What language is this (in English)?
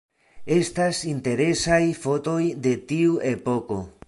Esperanto